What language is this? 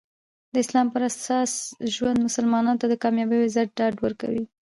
Pashto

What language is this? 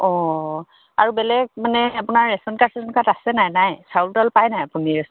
Assamese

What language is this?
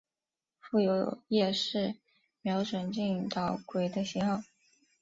Chinese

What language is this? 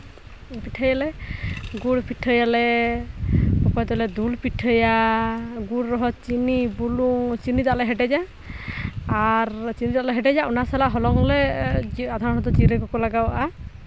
Santali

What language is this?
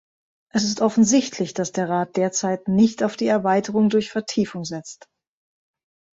German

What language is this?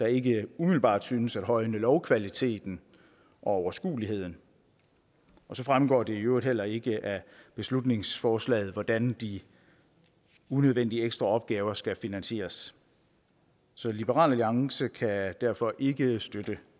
Danish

